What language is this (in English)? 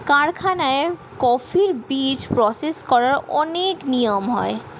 Bangla